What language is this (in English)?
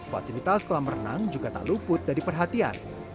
Indonesian